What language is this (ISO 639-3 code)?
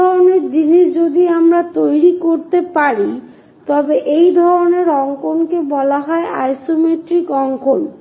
ben